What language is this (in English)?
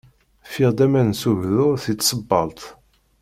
Kabyle